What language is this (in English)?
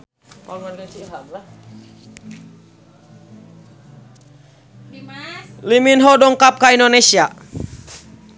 Sundanese